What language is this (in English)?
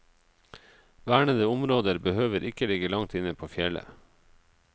Norwegian